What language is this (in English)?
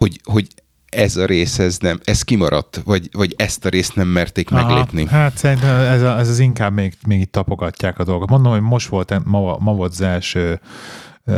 Hungarian